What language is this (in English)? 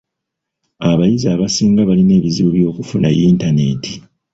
Ganda